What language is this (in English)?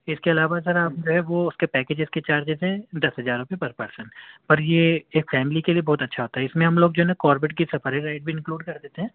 Urdu